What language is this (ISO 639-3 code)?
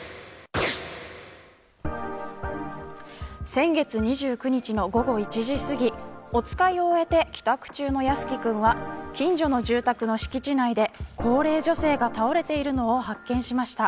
jpn